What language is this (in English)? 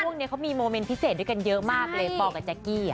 Thai